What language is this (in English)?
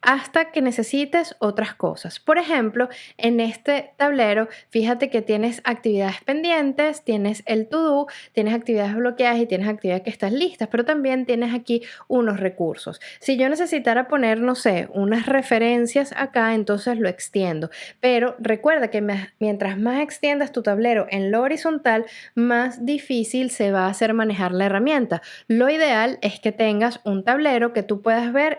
Spanish